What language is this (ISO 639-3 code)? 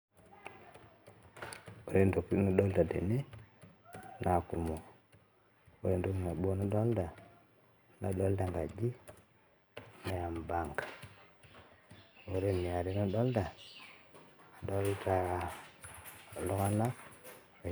mas